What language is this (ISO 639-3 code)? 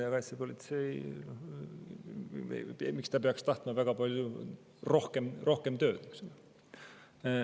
est